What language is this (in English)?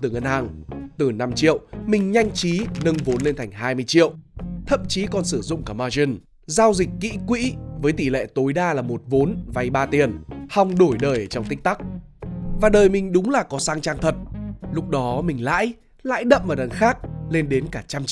Vietnamese